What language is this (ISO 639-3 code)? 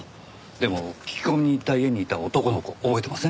jpn